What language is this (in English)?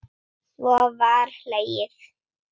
Icelandic